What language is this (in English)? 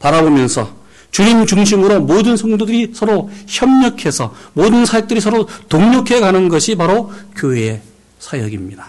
Korean